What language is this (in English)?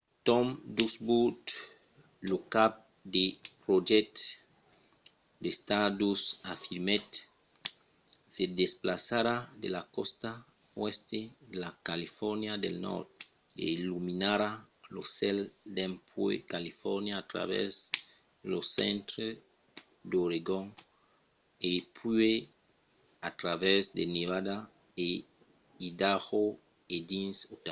Occitan